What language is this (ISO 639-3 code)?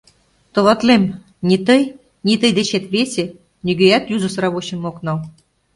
chm